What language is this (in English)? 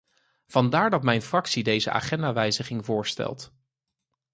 Dutch